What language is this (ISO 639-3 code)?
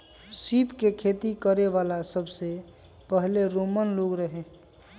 mag